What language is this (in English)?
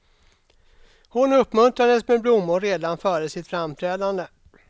Swedish